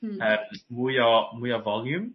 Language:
Welsh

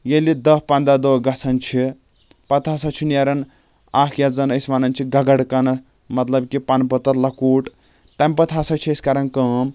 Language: Kashmiri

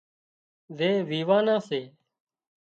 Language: Wadiyara Koli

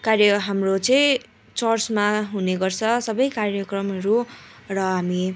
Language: Nepali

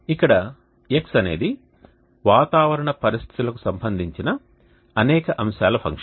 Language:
Telugu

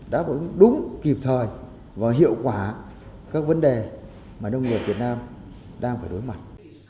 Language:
Vietnamese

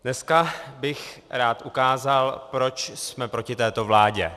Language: Czech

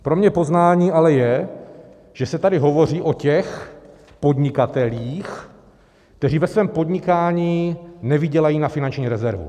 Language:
Czech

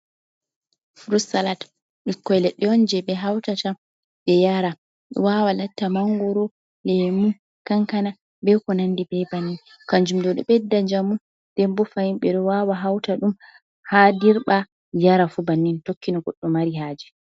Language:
Fula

